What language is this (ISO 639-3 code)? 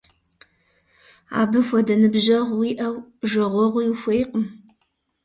kbd